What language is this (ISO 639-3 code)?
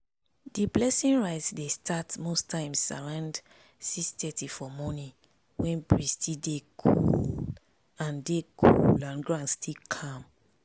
pcm